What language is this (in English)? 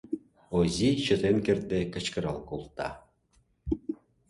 Mari